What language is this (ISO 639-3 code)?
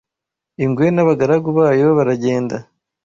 kin